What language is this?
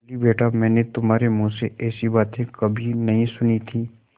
Hindi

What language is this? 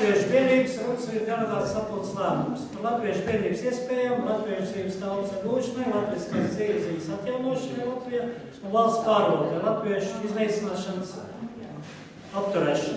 Portuguese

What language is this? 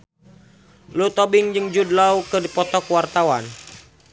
Sundanese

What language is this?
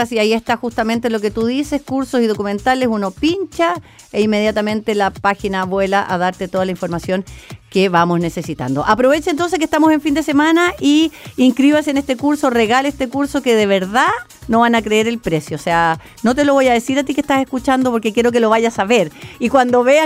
Spanish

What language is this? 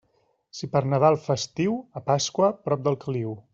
Catalan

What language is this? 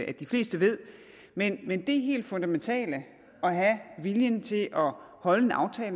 Danish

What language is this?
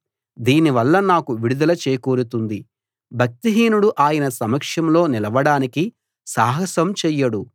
Telugu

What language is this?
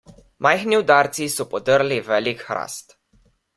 Slovenian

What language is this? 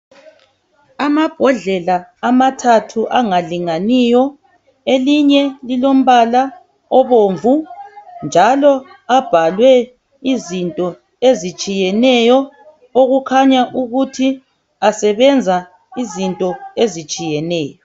North Ndebele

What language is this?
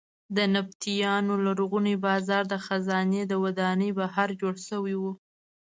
Pashto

